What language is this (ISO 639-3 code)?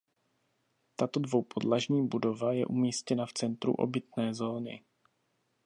ces